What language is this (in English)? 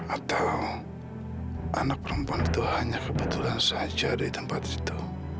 Indonesian